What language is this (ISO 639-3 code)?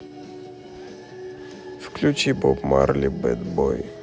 rus